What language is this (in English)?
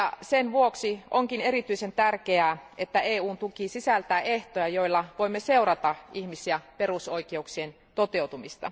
Finnish